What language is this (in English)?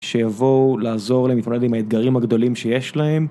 Hebrew